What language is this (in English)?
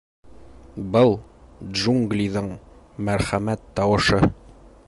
Bashkir